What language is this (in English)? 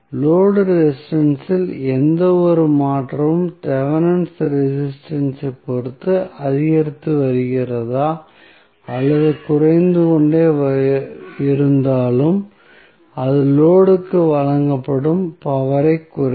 Tamil